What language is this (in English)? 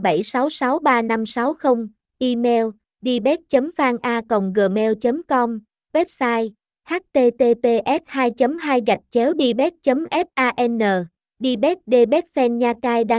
Vietnamese